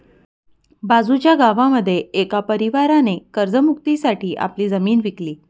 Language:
Marathi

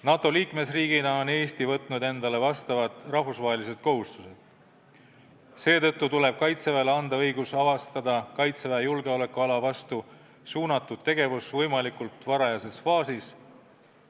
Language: Estonian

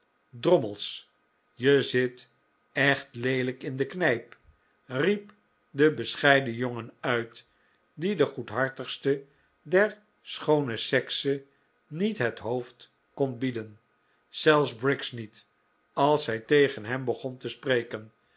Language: Dutch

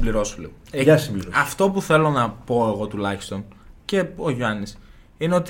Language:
Greek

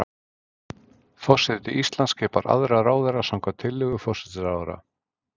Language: Icelandic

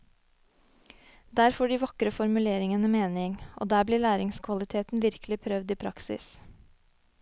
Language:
Norwegian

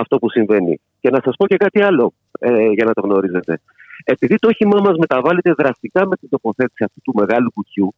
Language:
Greek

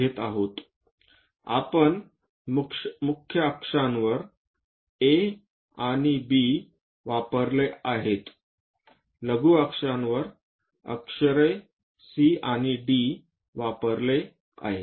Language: Marathi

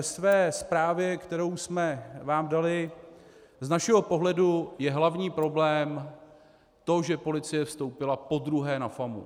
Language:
Czech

